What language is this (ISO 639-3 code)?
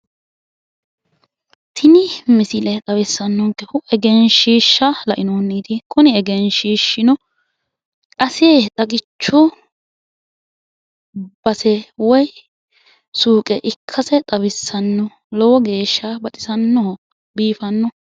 sid